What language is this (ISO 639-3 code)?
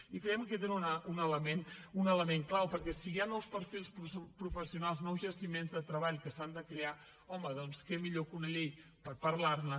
cat